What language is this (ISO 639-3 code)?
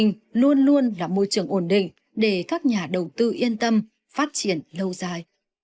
vie